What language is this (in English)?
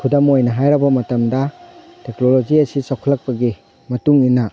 Manipuri